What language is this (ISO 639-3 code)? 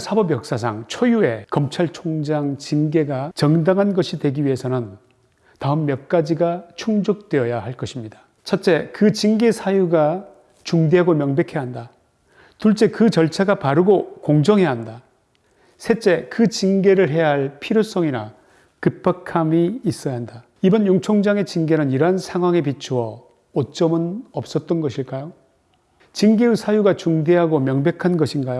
kor